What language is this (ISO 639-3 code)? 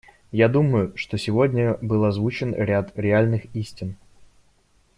rus